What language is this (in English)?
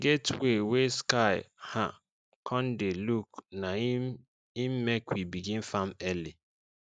Nigerian Pidgin